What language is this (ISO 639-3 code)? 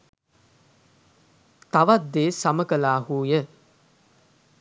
sin